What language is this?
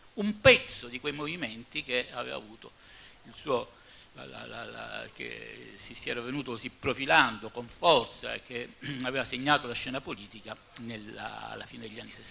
Italian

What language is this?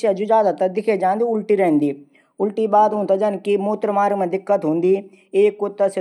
Garhwali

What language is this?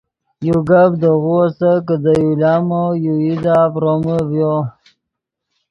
Yidgha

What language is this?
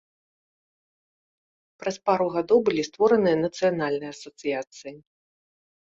Belarusian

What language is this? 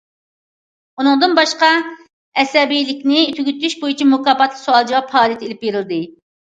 Uyghur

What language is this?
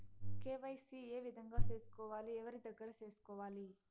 Telugu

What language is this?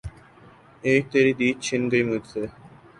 Urdu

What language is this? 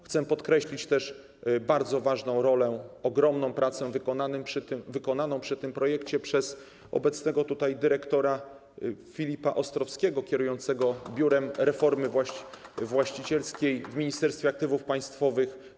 Polish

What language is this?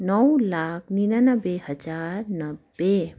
Nepali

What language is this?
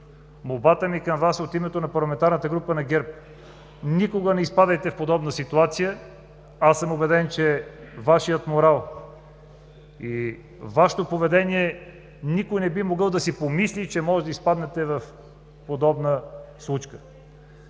Bulgarian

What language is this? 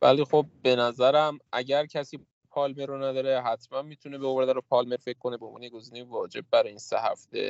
Persian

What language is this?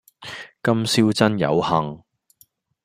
Cantonese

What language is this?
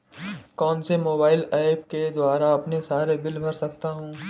Hindi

